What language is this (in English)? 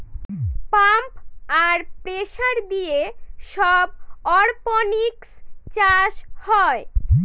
Bangla